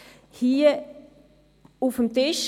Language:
Swiss German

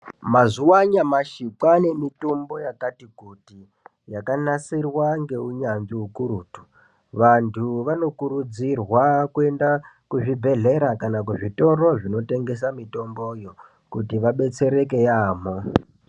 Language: Ndau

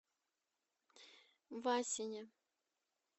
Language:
Russian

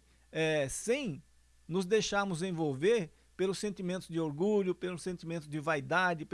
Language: Portuguese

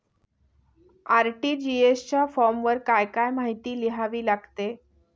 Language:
Marathi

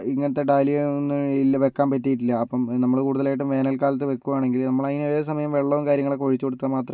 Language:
Malayalam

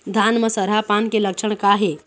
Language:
Chhattisgarhi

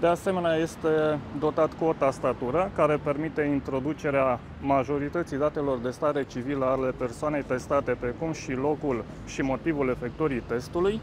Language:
Romanian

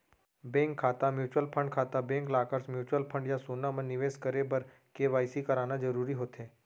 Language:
Chhattisgarhi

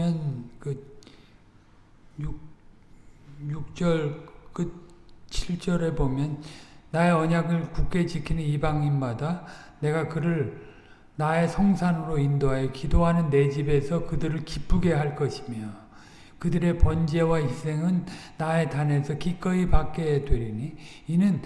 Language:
Korean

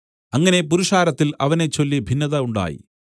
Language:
Malayalam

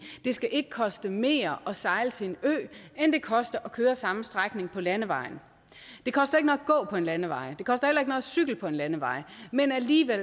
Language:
Danish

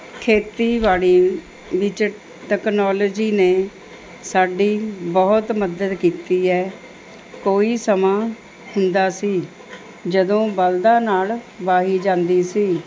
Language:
Punjabi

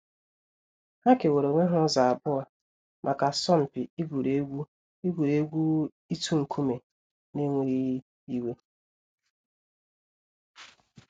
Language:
Igbo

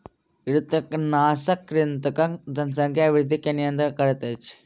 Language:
Maithili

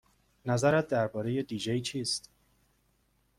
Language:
Persian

